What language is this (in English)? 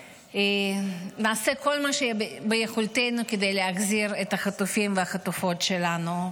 Hebrew